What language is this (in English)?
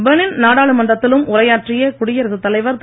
Tamil